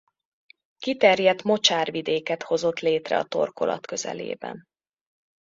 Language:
Hungarian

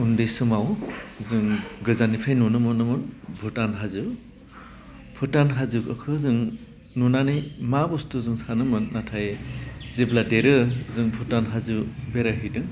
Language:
Bodo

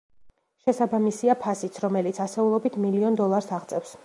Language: Georgian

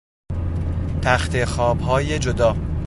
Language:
Persian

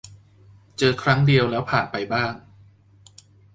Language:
Thai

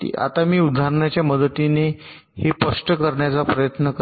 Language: Marathi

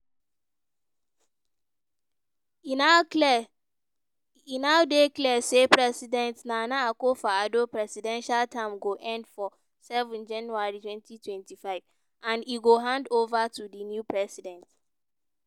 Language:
Nigerian Pidgin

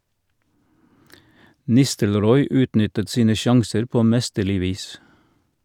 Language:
Norwegian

